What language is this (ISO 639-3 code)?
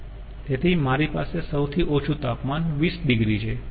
guj